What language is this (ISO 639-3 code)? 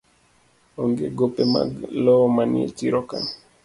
luo